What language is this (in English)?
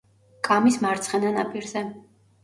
Georgian